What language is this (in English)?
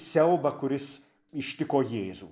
Lithuanian